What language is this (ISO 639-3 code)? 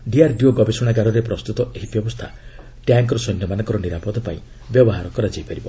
ori